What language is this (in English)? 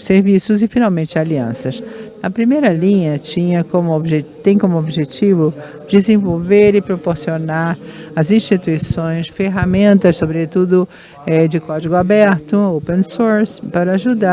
Portuguese